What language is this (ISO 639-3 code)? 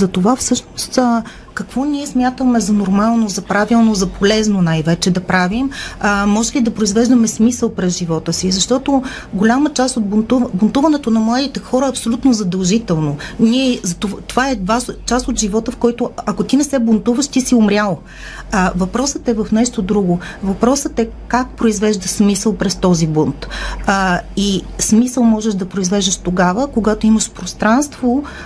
bul